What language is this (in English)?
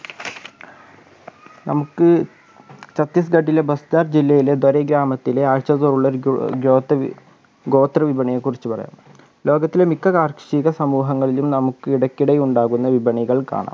Malayalam